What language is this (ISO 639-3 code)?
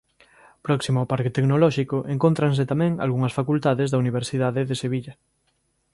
glg